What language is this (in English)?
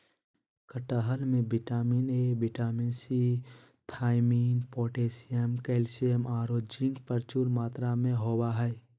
Magahi